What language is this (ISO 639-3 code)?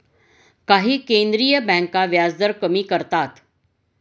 mar